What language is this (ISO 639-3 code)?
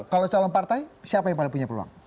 ind